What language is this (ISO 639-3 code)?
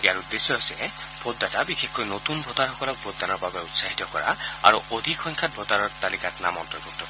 asm